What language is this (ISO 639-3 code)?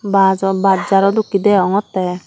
ccp